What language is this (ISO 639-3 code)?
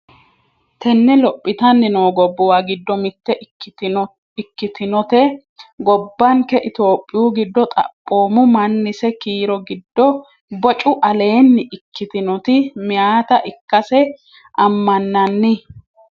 sid